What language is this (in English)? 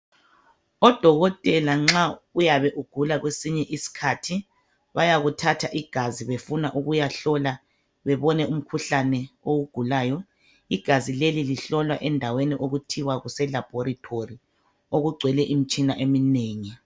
North Ndebele